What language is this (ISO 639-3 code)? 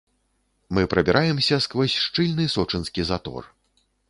bel